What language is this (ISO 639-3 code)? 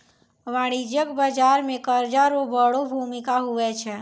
mai